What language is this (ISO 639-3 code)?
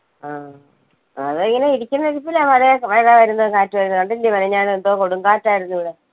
mal